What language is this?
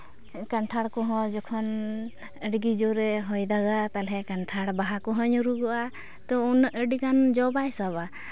Santali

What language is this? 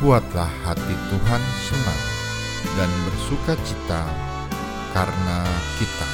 Indonesian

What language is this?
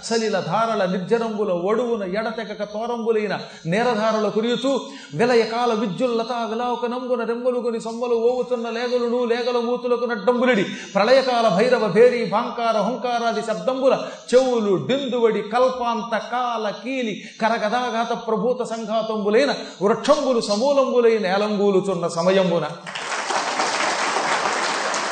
Telugu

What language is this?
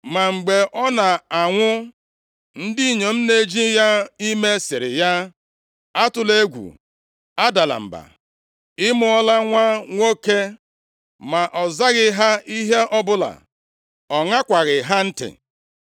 Igbo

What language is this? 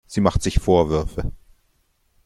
German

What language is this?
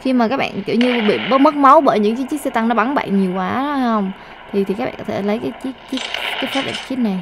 Vietnamese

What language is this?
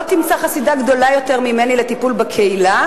Hebrew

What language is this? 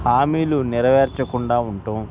Telugu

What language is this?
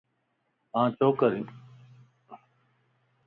Lasi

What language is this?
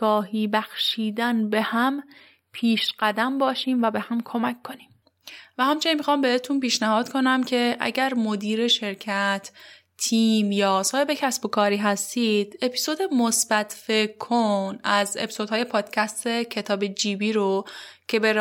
Persian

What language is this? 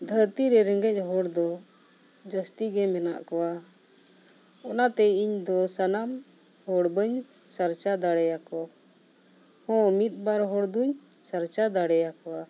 Santali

